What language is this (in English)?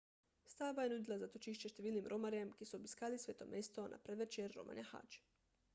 Slovenian